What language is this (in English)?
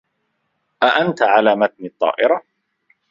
Arabic